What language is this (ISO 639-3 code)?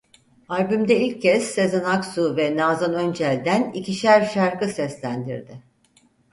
tur